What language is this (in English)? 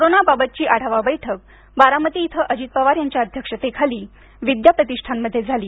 Marathi